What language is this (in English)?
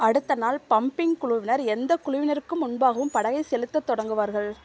Tamil